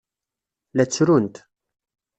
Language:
Kabyle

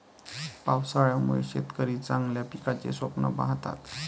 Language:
Marathi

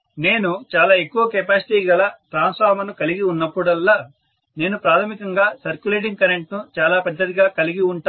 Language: Telugu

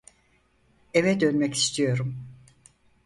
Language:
Turkish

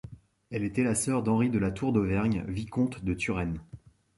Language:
French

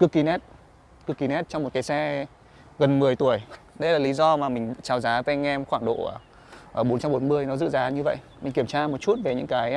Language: Vietnamese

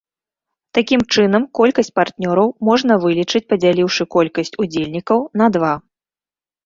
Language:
Belarusian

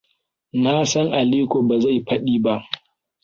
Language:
Hausa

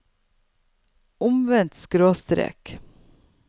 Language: Norwegian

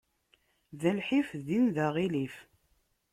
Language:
Kabyle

